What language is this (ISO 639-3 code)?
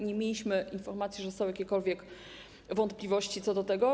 pol